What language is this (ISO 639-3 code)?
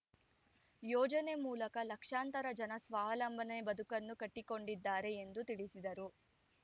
kan